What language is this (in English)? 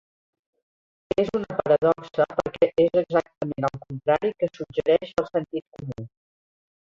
Catalan